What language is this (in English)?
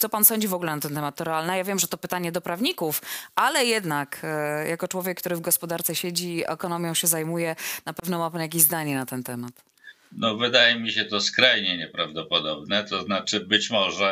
Polish